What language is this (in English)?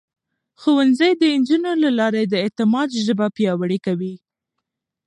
Pashto